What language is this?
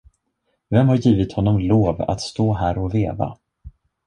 Swedish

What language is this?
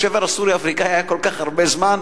Hebrew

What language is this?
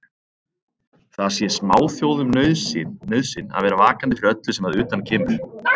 Icelandic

